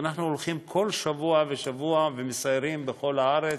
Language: Hebrew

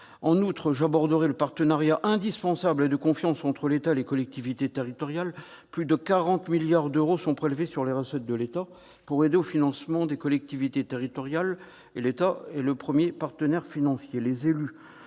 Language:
French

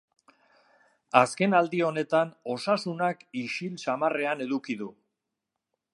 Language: Basque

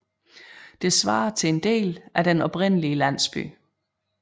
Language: Danish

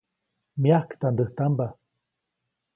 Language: Copainalá Zoque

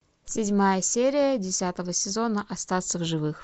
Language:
Russian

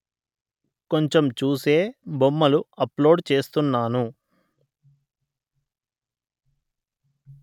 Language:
Telugu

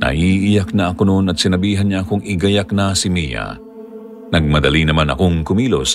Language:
Filipino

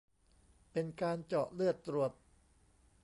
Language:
Thai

